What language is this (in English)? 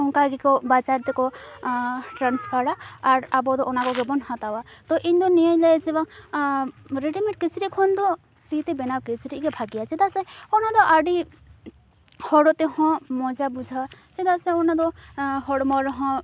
Santali